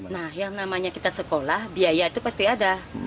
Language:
Indonesian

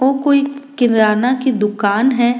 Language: Rajasthani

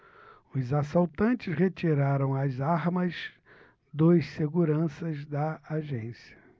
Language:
Portuguese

